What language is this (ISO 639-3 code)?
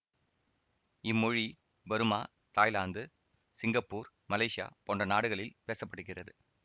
tam